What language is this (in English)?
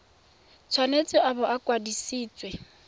Tswana